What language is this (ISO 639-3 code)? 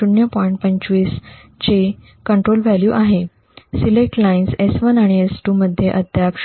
mar